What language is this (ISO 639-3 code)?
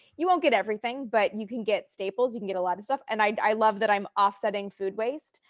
eng